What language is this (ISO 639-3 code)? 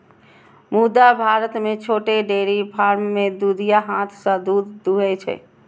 mai